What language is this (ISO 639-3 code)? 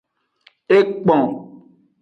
ajg